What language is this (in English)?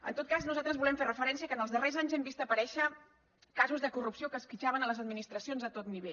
Catalan